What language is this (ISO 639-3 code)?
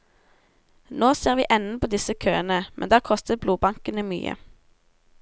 nor